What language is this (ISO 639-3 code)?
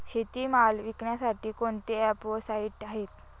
mar